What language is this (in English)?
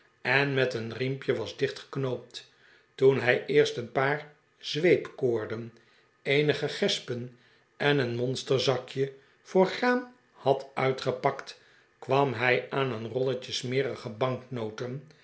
Dutch